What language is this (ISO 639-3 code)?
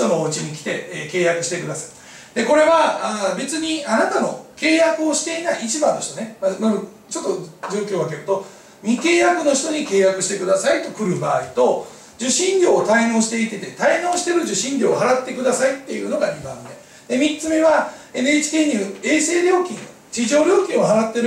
jpn